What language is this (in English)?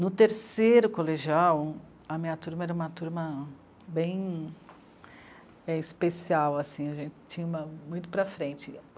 Portuguese